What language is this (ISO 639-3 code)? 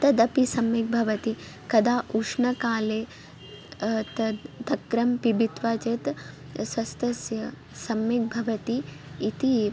san